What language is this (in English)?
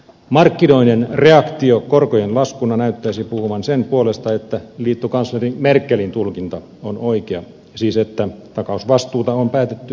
Finnish